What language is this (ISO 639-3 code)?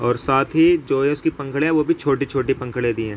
urd